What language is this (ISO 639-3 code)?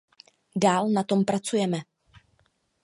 ces